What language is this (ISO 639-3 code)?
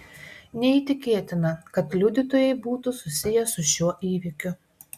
lit